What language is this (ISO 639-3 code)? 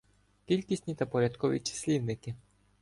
ukr